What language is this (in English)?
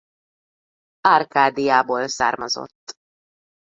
Hungarian